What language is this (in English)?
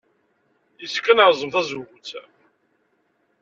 Kabyle